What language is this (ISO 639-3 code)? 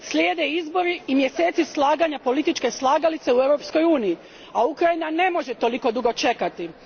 hrv